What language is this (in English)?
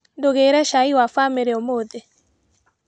Kikuyu